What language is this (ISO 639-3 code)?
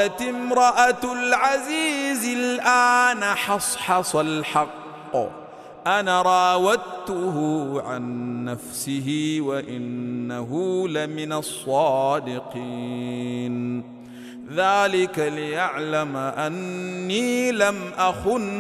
ara